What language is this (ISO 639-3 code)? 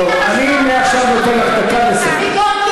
heb